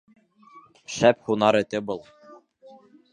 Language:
Bashkir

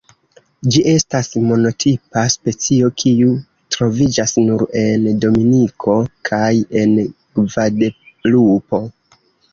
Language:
Esperanto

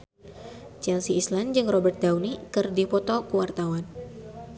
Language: Sundanese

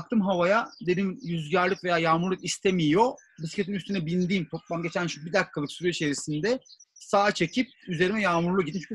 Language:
Turkish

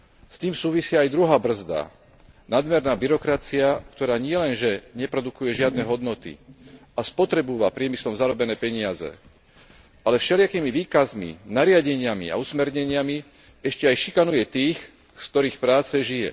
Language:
Slovak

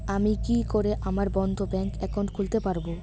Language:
Bangla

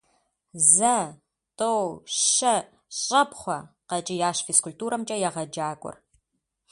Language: Kabardian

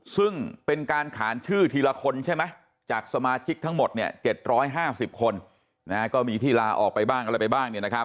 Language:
Thai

